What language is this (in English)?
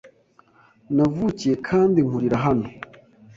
Kinyarwanda